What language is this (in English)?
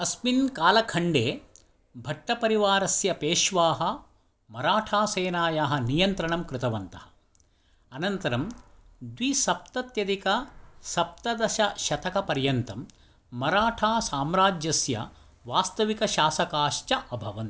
Sanskrit